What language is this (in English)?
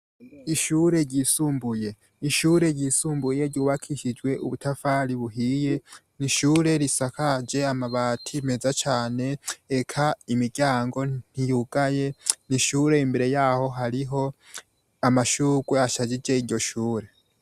Rundi